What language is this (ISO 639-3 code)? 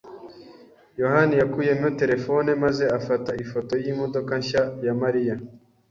kin